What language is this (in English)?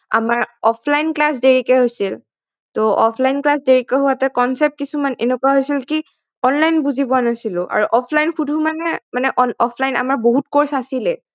Assamese